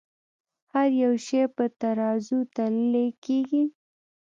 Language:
Pashto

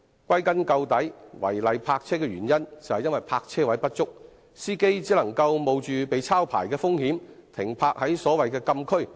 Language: Cantonese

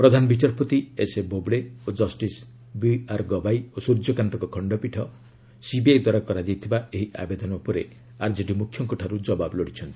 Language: Odia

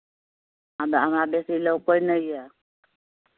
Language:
Maithili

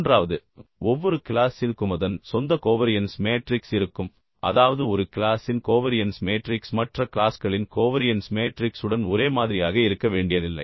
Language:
Tamil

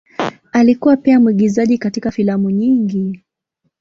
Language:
Swahili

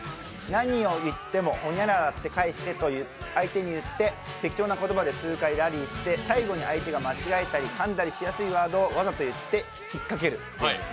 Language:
Japanese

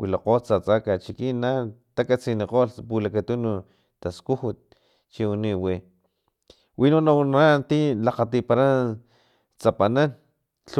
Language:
Filomena Mata-Coahuitlán Totonac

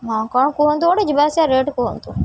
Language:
Odia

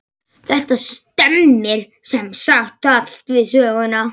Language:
Icelandic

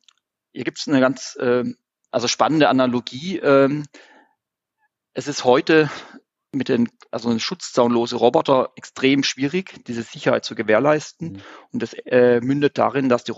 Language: German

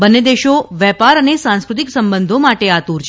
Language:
Gujarati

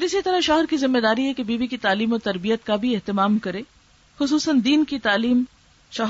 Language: Urdu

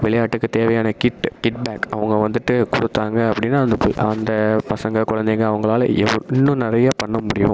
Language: Tamil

